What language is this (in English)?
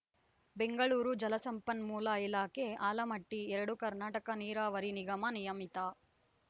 Kannada